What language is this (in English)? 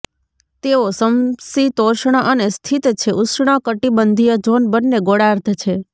Gujarati